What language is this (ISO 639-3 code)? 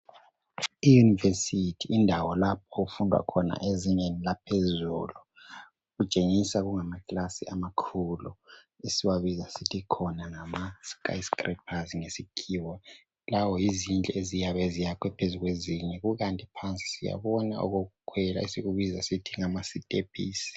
nde